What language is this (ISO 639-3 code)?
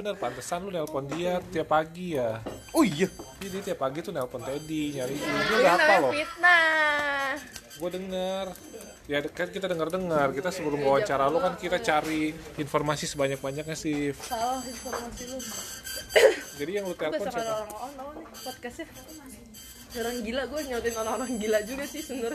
ind